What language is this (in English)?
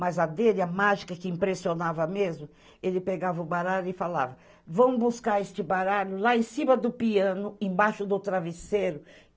Portuguese